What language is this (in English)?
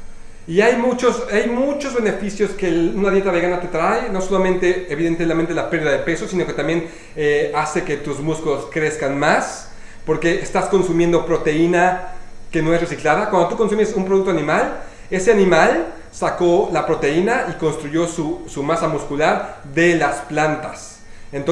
Spanish